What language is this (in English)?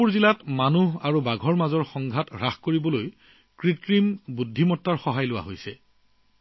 Assamese